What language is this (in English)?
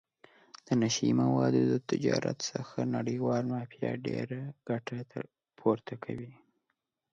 Pashto